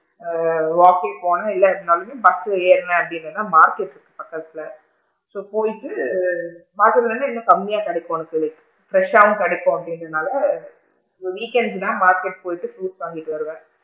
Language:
Tamil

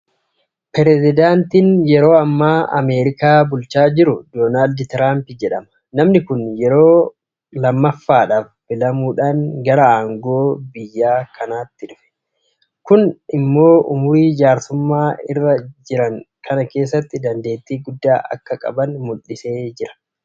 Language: Oromo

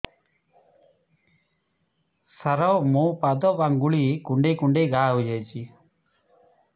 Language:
Odia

